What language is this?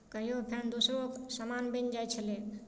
Maithili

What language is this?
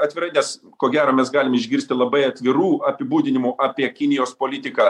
Lithuanian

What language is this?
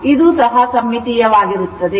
Kannada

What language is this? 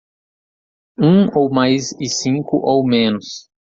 Portuguese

